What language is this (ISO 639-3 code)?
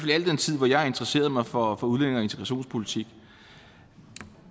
dan